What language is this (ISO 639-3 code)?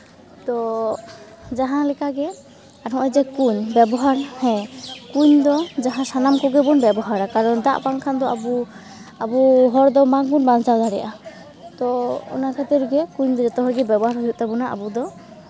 sat